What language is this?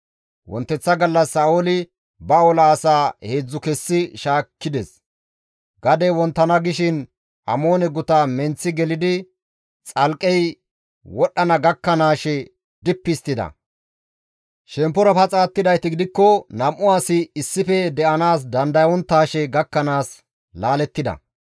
Gamo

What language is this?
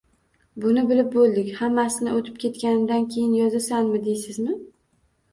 Uzbek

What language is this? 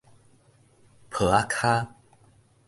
Min Nan Chinese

